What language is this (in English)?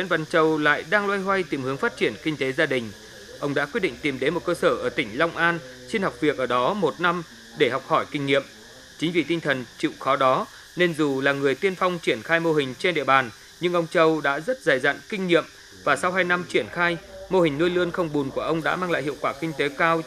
Vietnamese